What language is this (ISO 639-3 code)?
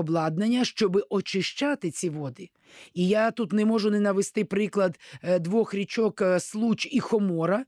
ukr